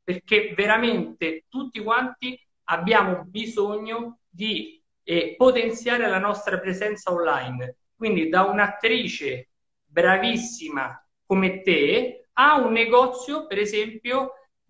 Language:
Italian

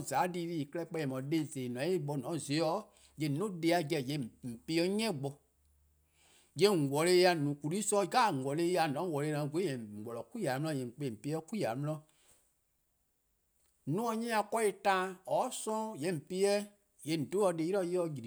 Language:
Eastern Krahn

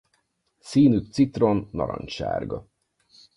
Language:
Hungarian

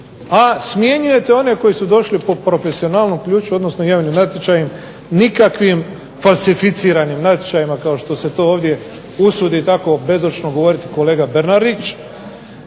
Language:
Croatian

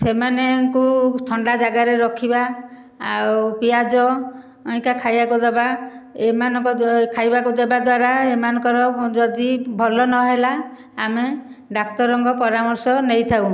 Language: Odia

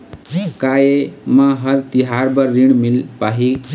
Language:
Chhattisgarhi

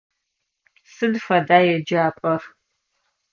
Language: Adyghe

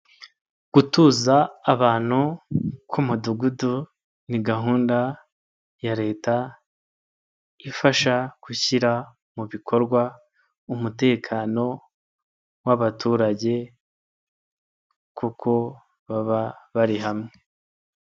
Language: Kinyarwanda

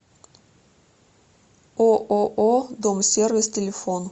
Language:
Russian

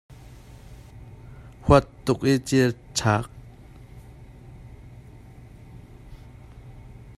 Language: Hakha Chin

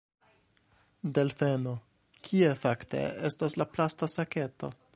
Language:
Esperanto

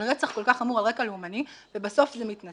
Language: Hebrew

